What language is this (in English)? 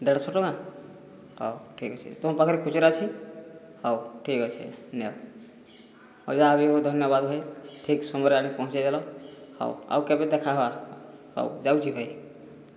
Odia